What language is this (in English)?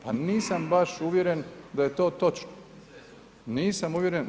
Croatian